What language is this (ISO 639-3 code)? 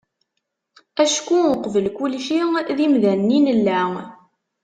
kab